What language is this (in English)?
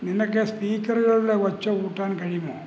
Malayalam